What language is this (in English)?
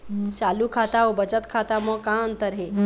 Chhattisgarhi